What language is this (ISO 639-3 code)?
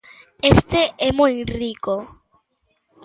glg